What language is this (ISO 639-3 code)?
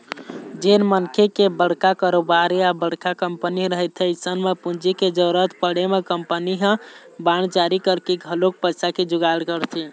hne